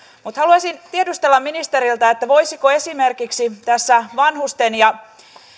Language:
Finnish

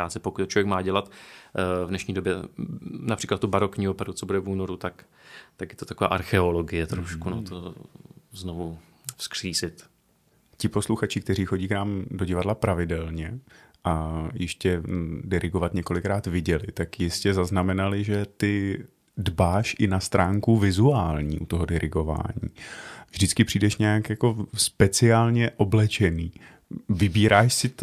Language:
Czech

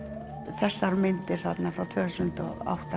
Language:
Icelandic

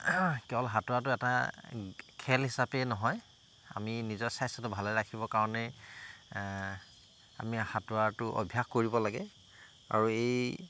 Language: Assamese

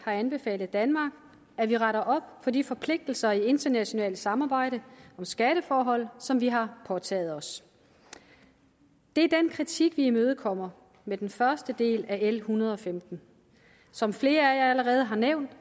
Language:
Danish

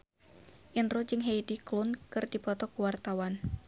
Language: Sundanese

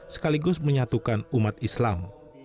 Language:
Indonesian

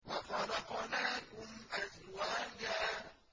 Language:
Arabic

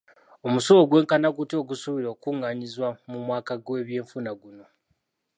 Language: Ganda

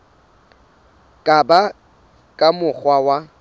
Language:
Southern Sotho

